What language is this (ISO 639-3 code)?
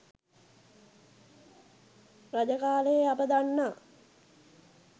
sin